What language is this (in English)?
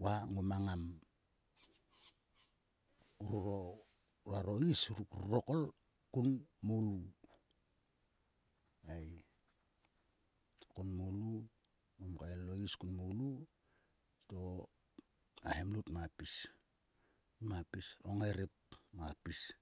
Sulka